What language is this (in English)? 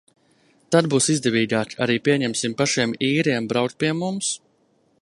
Latvian